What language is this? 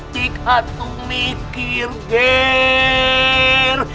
Indonesian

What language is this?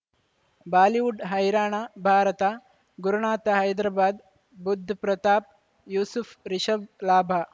Kannada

